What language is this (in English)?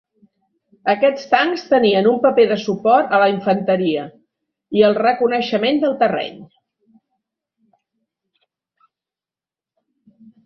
Catalan